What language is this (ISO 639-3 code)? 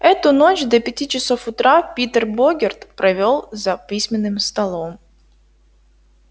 rus